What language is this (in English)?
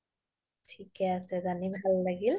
Assamese